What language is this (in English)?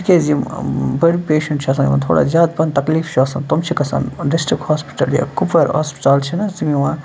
Kashmiri